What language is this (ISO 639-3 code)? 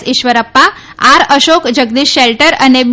guj